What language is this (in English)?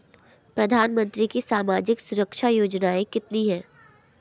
Hindi